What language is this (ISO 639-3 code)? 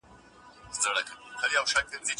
pus